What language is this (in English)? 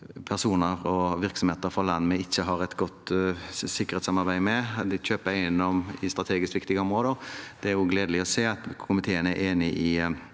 Norwegian